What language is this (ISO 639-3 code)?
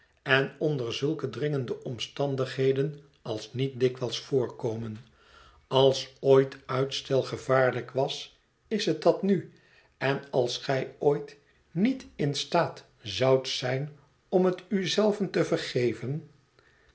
nld